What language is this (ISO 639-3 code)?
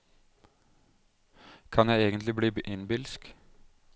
nor